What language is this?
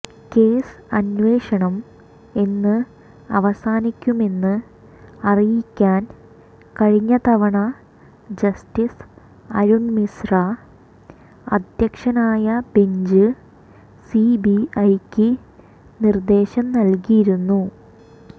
Malayalam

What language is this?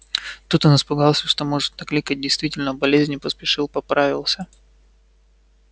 Russian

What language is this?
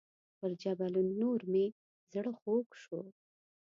Pashto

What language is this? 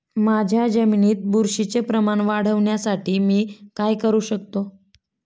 Marathi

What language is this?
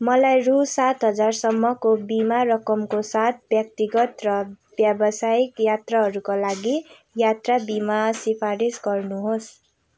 Nepali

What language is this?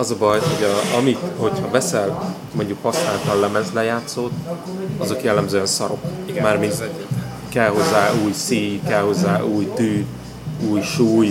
Hungarian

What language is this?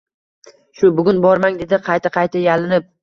Uzbek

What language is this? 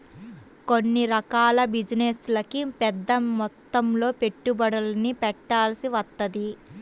Telugu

